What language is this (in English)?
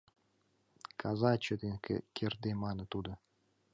Mari